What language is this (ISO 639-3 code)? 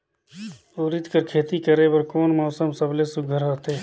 hne